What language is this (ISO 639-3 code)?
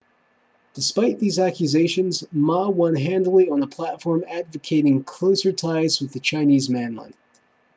eng